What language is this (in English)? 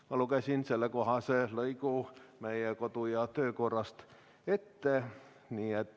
Estonian